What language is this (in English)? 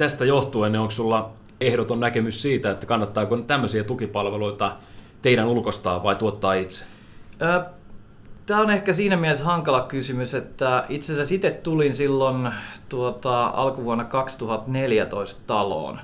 Finnish